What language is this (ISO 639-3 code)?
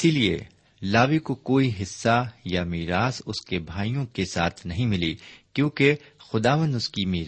urd